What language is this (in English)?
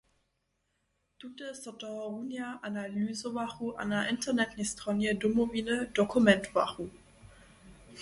Upper Sorbian